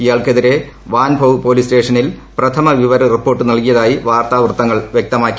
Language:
Malayalam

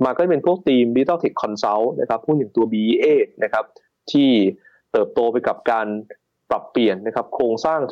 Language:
Thai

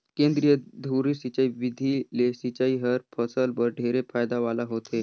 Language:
Chhattisgarhi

